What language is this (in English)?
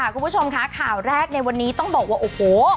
Thai